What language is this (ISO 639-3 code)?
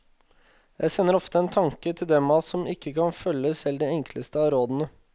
nor